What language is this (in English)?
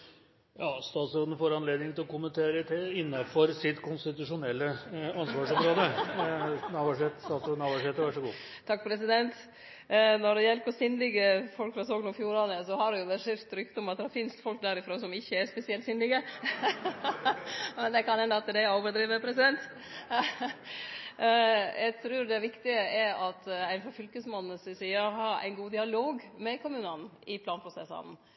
Norwegian